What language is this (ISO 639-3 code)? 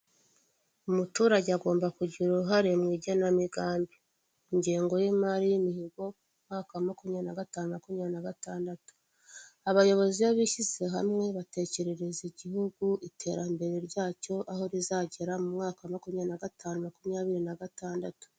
kin